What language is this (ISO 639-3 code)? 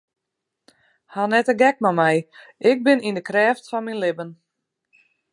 fry